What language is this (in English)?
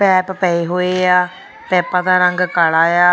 Punjabi